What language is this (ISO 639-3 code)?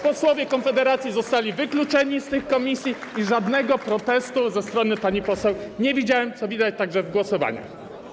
pol